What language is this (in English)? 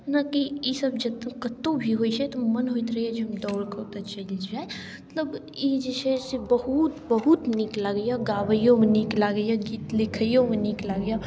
Maithili